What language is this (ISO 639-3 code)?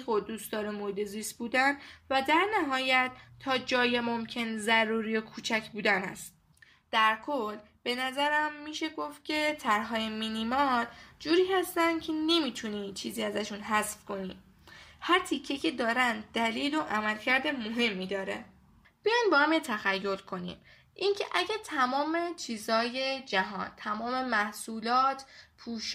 fas